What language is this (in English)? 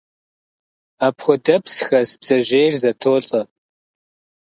Kabardian